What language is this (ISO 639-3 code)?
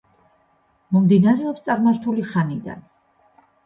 kat